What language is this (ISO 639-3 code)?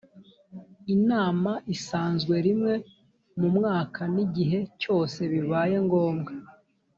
kin